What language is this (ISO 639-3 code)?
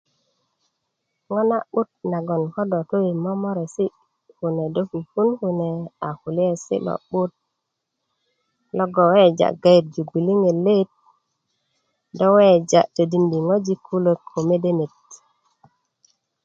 ukv